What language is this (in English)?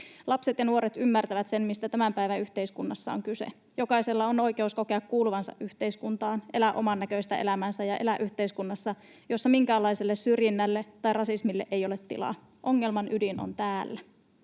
Finnish